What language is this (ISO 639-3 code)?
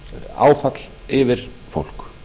isl